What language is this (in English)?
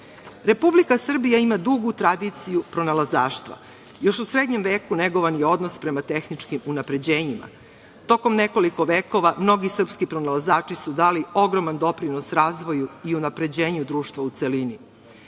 Serbian